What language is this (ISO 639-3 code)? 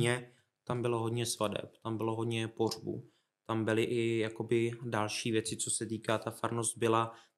ces